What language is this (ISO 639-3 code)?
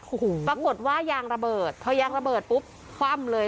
tha